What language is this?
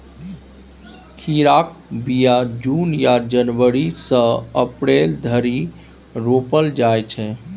Maithili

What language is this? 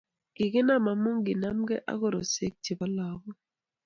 Kalenjin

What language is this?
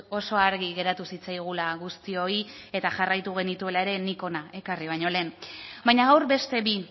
Basque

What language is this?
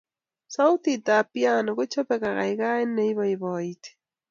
Kalenjin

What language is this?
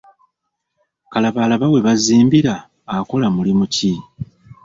Ganda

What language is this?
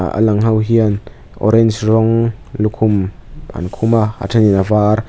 Mizo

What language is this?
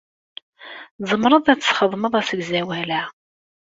Kabyle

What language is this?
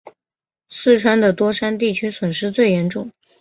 Chinese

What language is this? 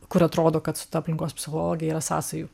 Lithuanian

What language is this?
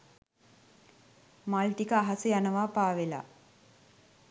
Sinhala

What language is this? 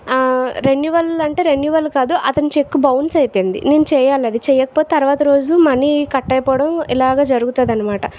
Telugu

